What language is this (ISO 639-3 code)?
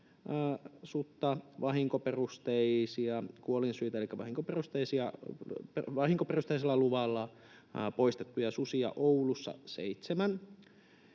fin